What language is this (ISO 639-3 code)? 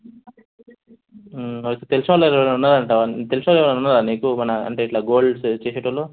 tel